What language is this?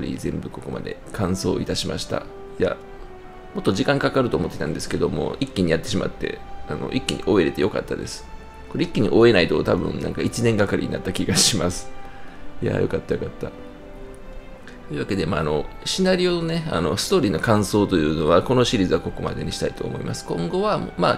Japanese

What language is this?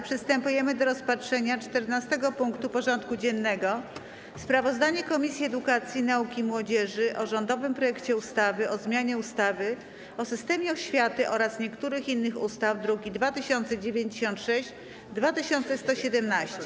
Polish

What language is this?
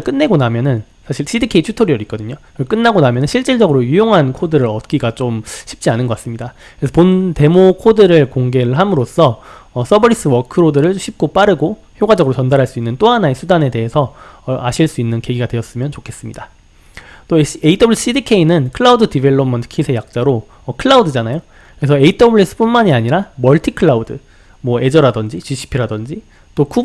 Korean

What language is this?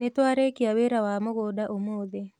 Kikuyu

